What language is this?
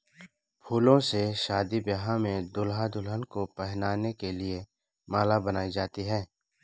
Hindi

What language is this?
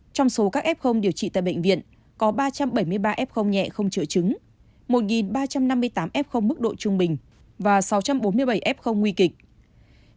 Vietnamese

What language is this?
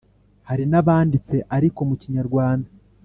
Kinyarwanda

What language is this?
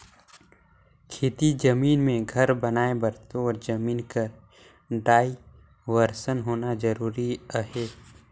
Chhattisgarhi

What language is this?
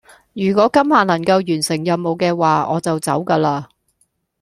Cantonese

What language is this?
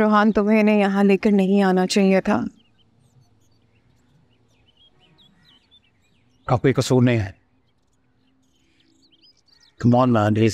Hindi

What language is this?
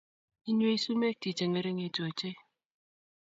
Kalenjin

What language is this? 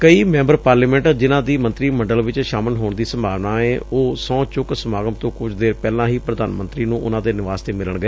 Punjabi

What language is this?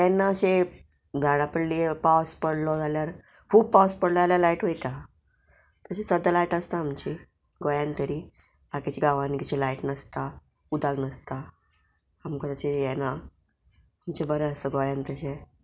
Konkani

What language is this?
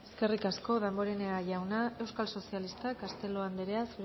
Basque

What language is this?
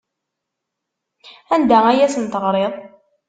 Kabyle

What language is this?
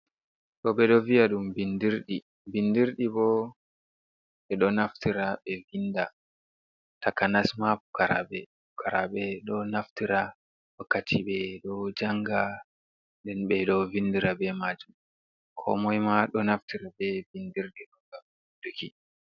Fula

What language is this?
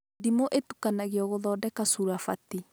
Kikuyu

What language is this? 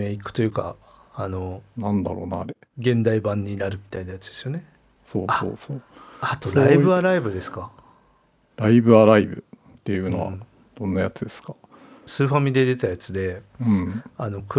Japanese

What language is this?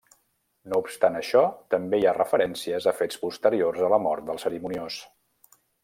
Catalan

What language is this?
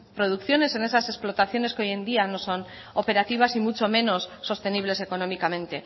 Spanish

